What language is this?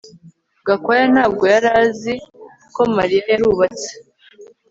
Kinyarwanda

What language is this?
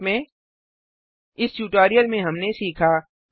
Hindi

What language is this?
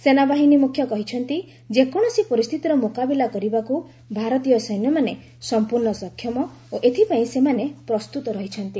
Odia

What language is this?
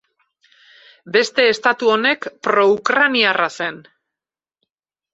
Basque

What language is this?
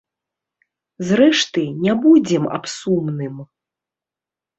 Belarusian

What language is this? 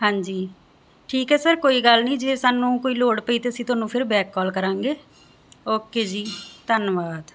Punjabi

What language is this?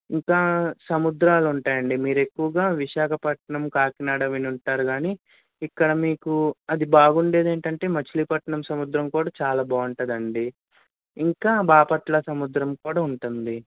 Telugu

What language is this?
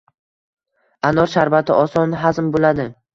Uzbek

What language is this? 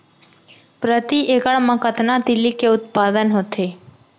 Chhattisgarhi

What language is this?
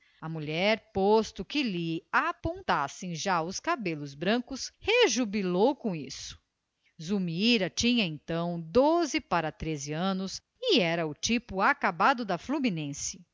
Portuguese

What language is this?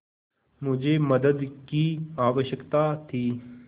Hindi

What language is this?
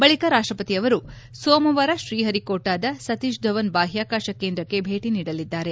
Kannada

